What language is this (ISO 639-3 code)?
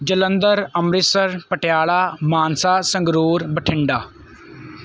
pan